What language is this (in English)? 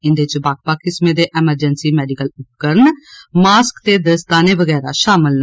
Dogri